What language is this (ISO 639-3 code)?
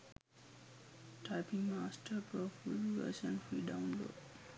sin